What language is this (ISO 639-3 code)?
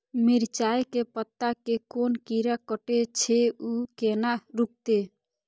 mai